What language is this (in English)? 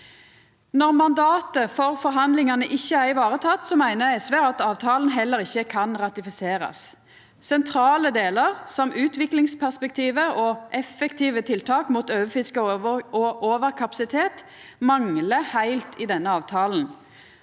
Norwegian